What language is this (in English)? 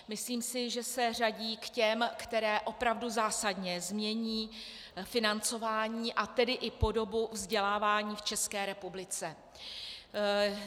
Czech